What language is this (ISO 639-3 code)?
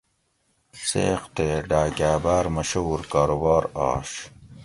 gwc